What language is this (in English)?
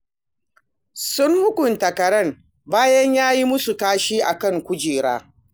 Hausa